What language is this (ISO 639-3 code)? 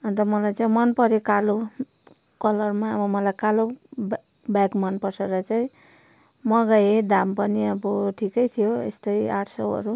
nep